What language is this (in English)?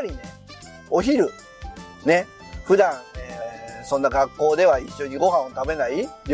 Japanese